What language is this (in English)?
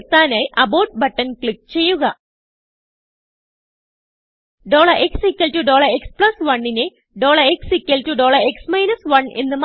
Malayalam